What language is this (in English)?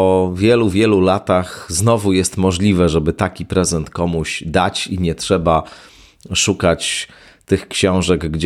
Polish